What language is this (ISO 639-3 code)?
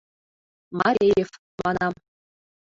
chm